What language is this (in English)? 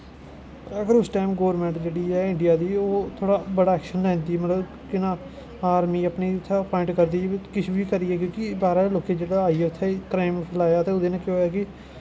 Dogri